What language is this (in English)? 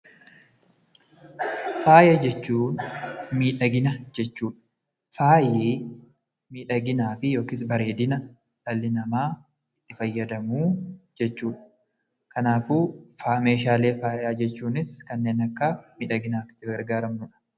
Oromo